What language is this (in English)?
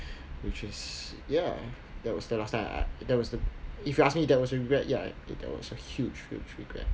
English